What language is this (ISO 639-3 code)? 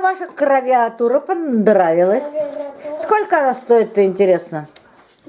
rus